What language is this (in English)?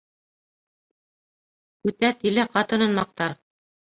Bashkir